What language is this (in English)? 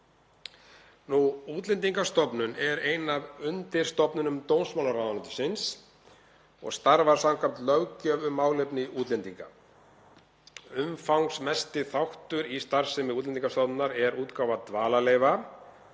Icelandic